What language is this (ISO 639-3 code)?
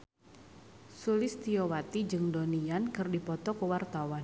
sun